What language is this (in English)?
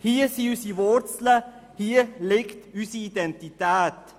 Swiss German